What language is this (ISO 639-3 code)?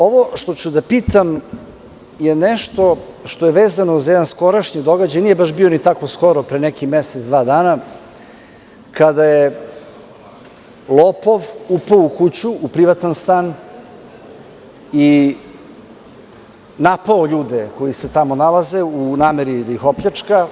srp